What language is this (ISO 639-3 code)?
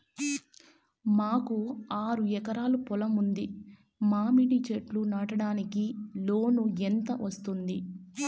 tel